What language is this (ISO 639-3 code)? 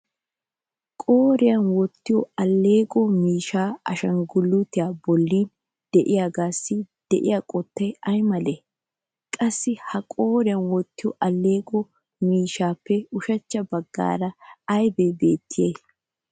wal